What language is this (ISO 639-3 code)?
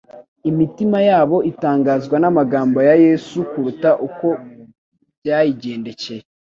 kin